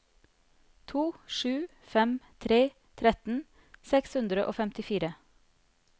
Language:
Norwegian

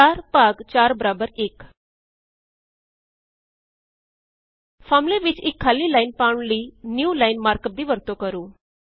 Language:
Punjabi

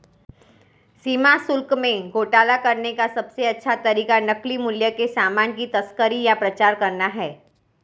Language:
Hindi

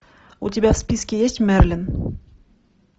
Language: Russian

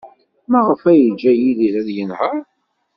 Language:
Kabyle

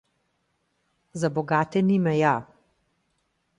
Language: Slovenian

